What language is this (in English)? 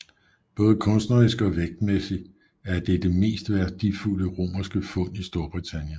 Danish